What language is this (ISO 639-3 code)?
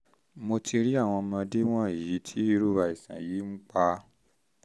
yor